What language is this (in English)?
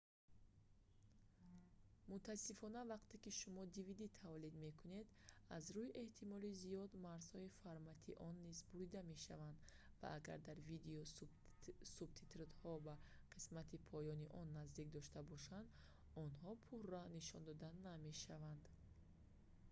Tajik